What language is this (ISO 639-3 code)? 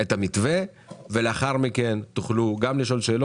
heb